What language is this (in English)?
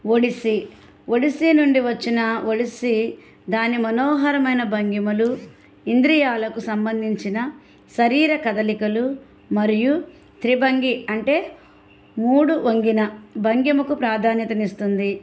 Telugu